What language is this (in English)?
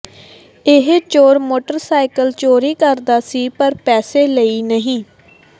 Punjabi